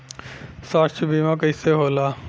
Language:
Bhojpuri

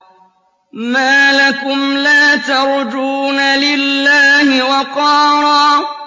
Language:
Arabic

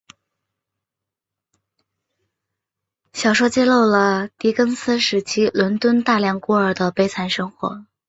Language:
Chinese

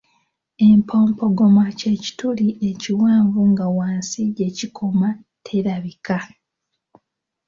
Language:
Ganda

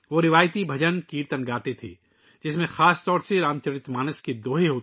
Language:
Urdu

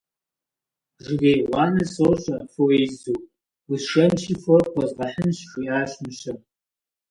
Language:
Kabardian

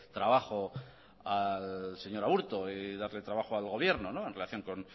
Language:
Spanish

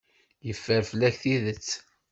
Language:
Kabyle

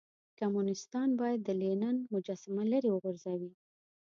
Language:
Pashto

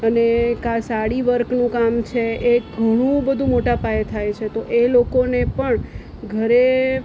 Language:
Gujarati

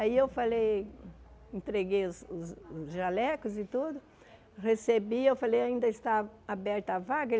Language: Portuguese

